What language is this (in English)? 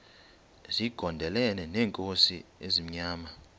Xhosa